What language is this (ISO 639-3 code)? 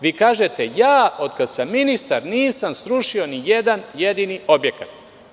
srp